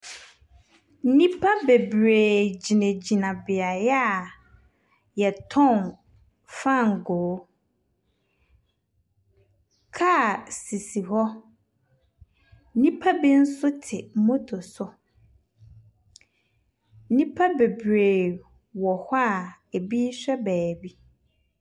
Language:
Akan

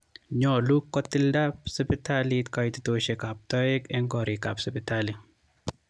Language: Kalenjin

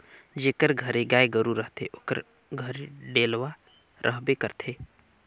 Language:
Chhattisgarhi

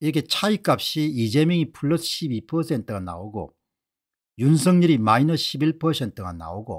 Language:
Korean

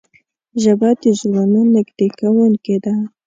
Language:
Pashto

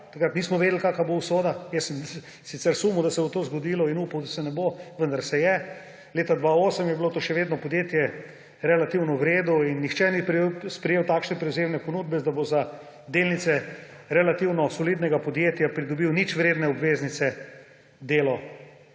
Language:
Slovenian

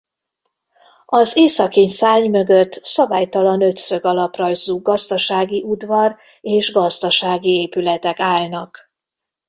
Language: Hungarian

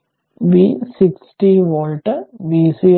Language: Malayalam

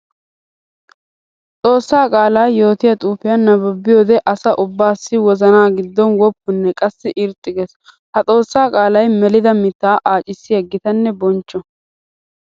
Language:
Wolaytta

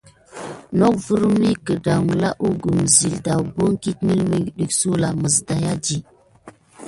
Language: Gidar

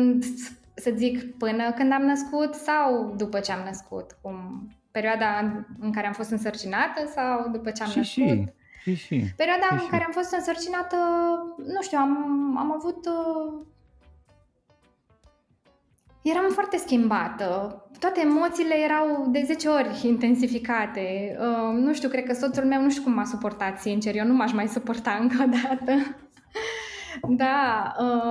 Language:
Romanian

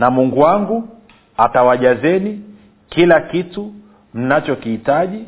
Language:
Swahili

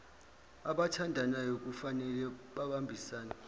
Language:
Zulu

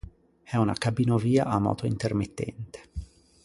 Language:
Italian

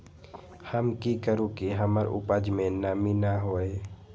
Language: Magahi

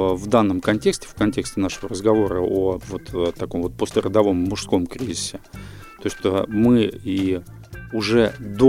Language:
Russian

